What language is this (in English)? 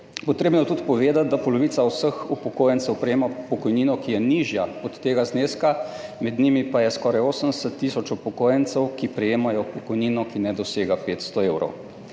Slovenian